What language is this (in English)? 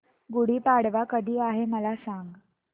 Marathi